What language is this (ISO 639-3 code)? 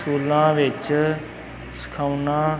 pan